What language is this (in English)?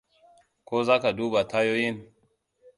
Hausa